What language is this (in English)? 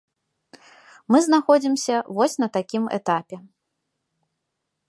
Belarusian